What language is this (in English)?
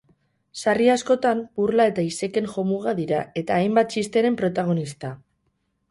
Basque